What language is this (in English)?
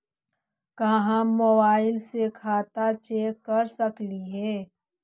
Magahi